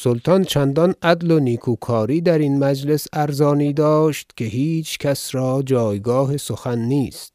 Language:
Persian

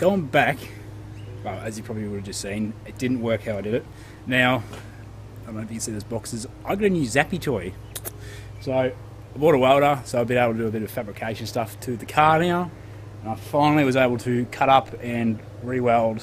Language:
English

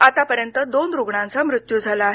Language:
Marathi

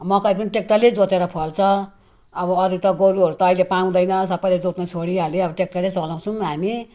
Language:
Nepali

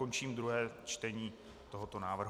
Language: Czech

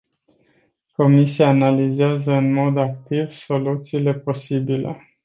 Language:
Romanian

